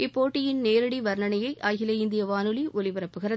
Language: Tamil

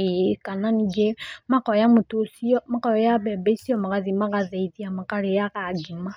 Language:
Kikuyu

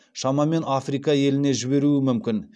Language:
Kazakh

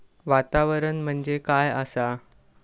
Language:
Marathi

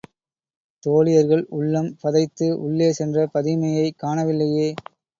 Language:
Tamil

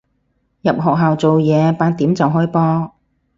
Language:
Cantonese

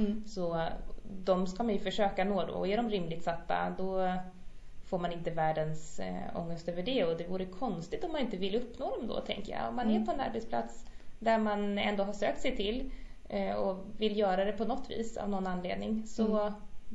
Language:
Swedish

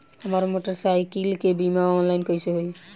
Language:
Bhojpuri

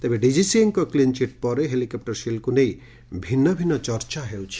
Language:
Odia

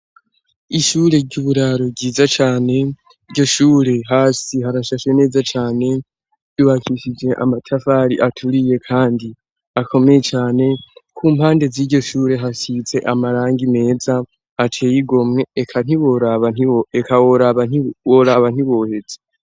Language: Rundi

